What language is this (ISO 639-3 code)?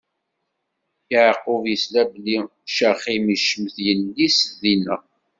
kab